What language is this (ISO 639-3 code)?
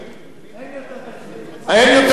heb